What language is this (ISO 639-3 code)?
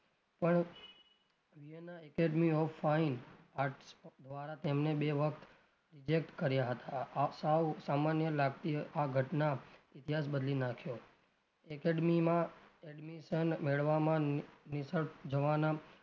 guj